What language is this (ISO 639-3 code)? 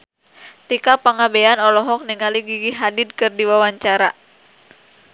sun